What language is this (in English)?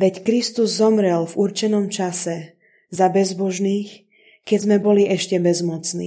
Slovak